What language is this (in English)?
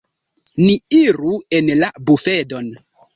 Esperanto